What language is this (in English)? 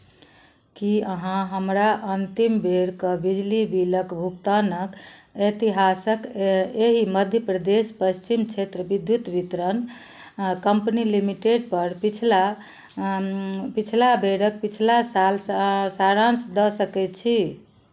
Maithili